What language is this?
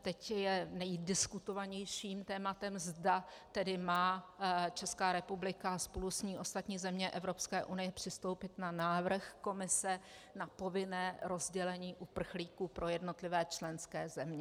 Czech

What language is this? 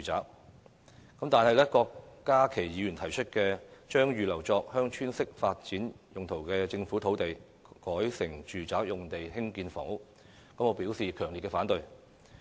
Cantonese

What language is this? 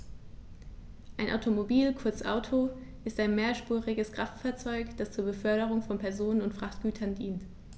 German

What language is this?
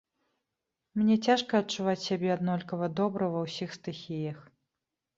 Belarusian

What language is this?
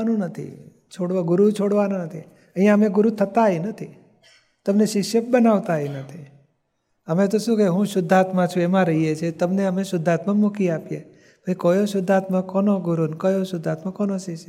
Gujarati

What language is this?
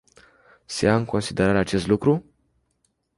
Romanian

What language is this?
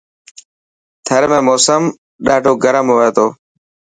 Dhatki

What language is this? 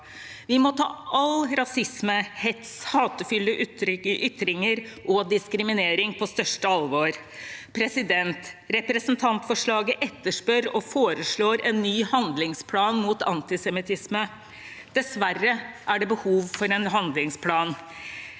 Norwegian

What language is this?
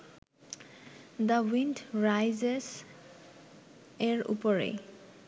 Bangla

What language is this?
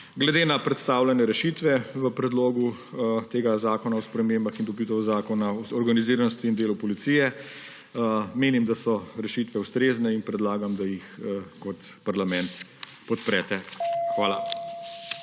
Slovenian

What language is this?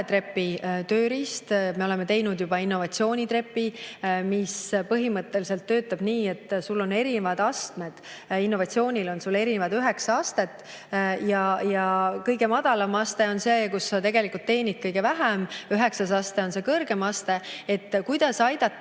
Estonian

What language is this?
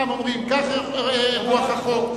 Hebrew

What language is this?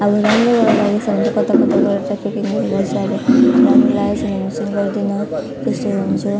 Nepali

